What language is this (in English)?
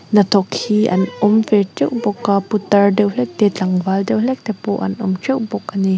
Mizo